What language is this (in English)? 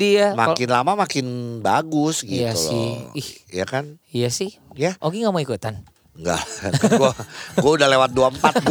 Indonesian